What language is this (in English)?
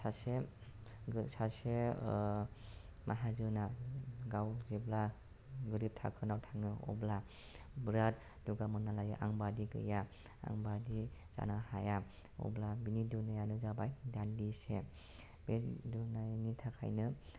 Bodo